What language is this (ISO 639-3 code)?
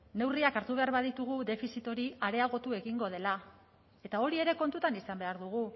eus